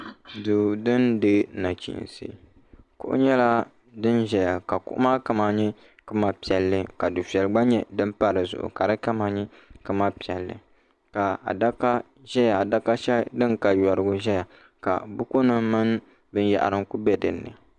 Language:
Dagbani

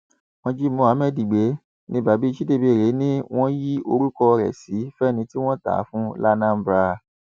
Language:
Yoruba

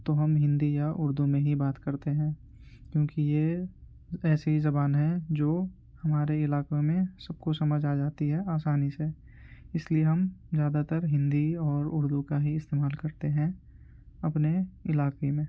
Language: Urdu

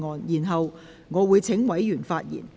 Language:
Cantonese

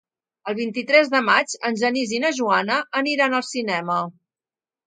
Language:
Catalan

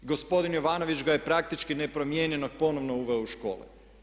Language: Croatian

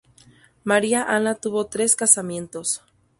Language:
Spanish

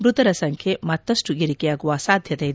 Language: Kannada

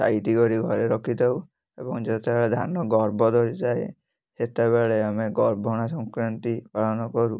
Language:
Odia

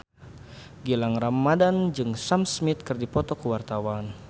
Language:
Sundanese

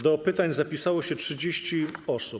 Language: Polish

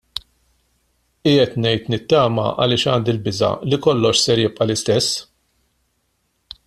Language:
Maltese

